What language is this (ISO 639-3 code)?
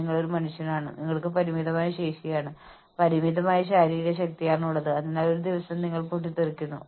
mal